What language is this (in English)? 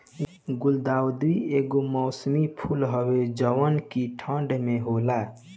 Bhojpuri